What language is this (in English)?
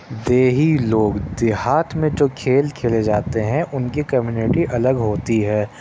Urdu